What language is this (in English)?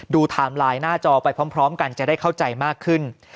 Thai